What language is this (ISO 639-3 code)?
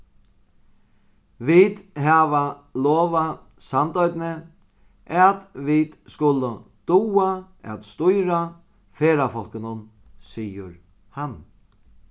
fao